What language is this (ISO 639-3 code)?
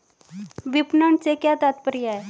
hin